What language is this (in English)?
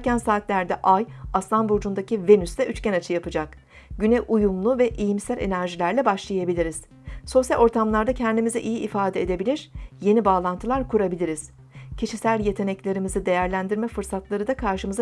Turkish